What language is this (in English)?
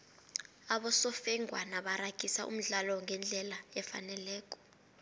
South Ndebele